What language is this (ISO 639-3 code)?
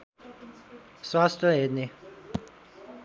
nep